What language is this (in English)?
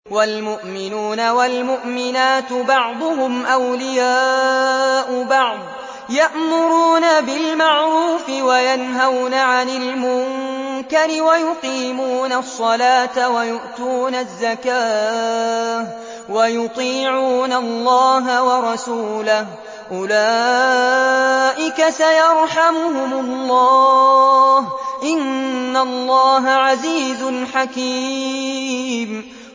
Arabic